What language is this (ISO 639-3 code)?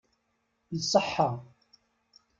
kab